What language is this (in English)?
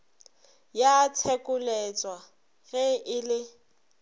Northern Sotho